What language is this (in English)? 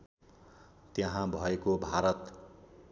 Nepali